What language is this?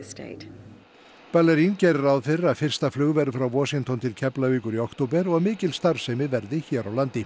Icelandic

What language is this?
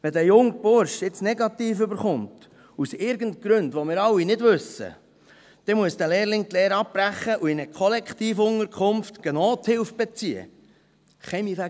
Swiss German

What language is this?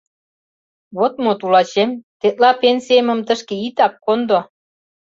Mari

